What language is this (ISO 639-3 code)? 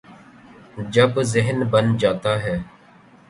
urd